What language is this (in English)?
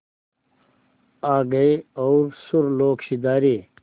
Hindi